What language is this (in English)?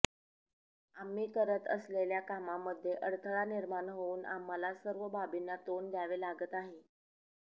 Marathi